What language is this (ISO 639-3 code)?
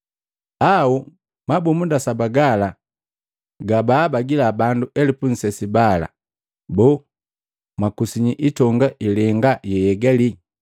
mgv